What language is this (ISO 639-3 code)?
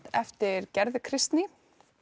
isl